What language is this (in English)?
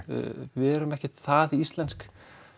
Icelandic